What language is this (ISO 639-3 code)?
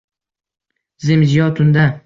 uzb